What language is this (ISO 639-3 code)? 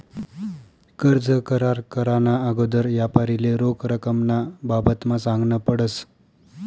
mar